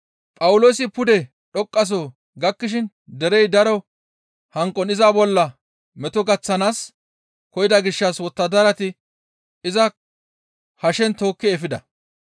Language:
Gamo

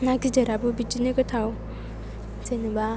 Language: Bodo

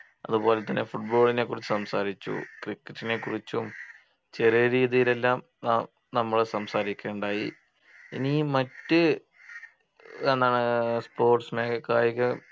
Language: Malayalam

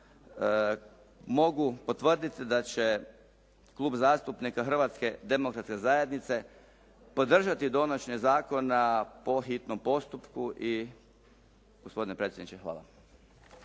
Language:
Croatian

